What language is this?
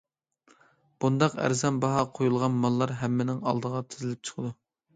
Uyghur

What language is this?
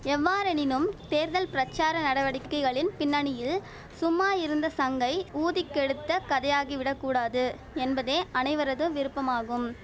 Tamil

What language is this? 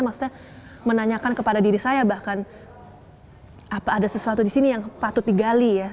Indonesian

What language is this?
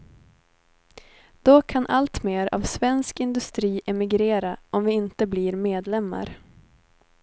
Swedish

